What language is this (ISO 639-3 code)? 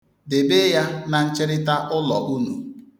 ibo